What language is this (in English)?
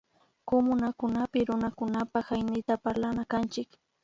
Imbabura Highland Quichua